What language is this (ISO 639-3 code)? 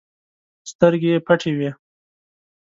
pus